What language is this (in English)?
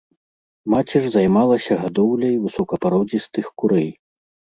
Belarusian